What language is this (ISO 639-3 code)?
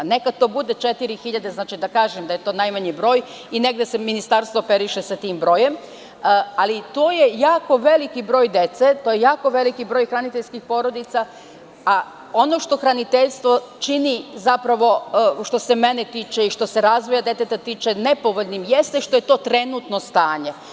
srp